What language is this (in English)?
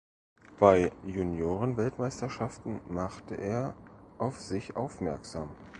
German